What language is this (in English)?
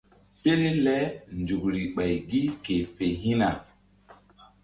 Mbum